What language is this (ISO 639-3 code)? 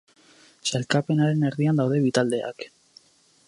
eus